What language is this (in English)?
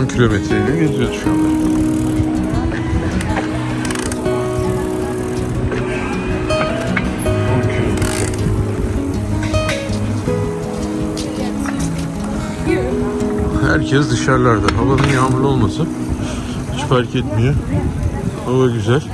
Turkish